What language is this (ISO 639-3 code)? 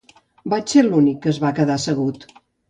cat